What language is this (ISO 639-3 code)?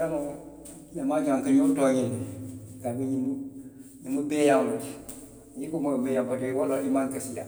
mlq